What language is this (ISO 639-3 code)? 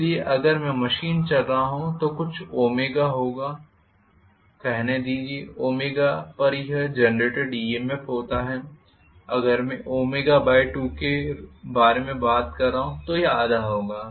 hin